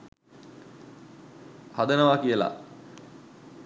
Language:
Sinhala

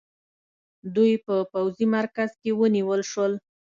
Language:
Pashto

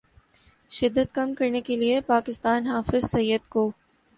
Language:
Urdu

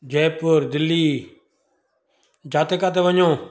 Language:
Sindhi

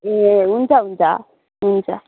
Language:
Nepali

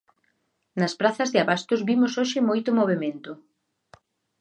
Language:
Galician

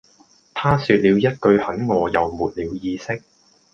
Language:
Cantonese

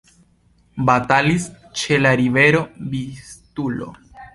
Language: Esperanto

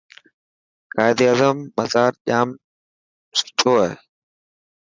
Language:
Dhatki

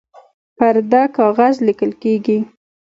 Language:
Pashto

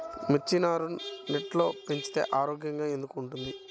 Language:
Telugu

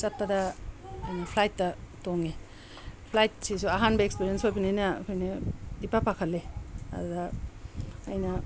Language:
Manipuri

